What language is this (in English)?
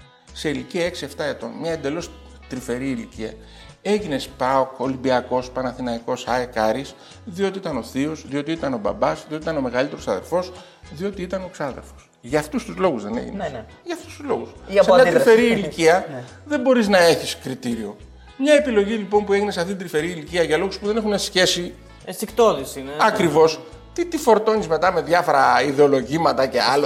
Greek